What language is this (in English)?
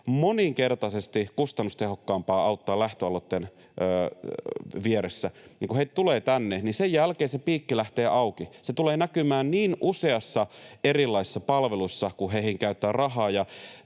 Finnish